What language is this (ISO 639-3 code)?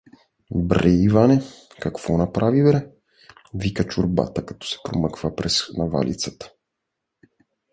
bul